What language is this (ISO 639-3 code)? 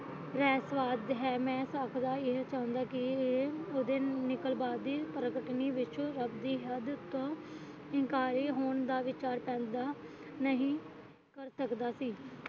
pan